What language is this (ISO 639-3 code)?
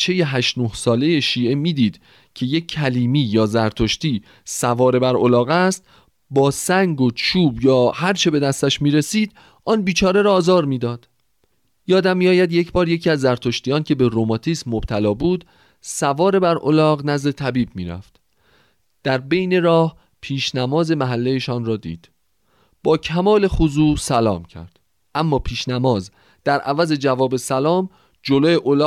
fas